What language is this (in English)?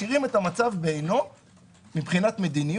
Hebrew